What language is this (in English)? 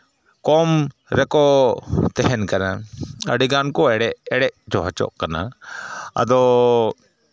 Santali